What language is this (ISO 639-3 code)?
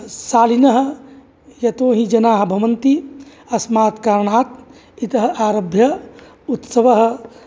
san